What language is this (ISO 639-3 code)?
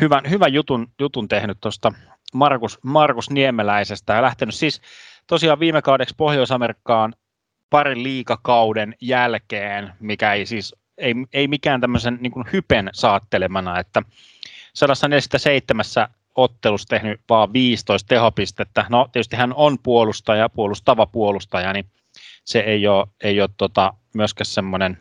fin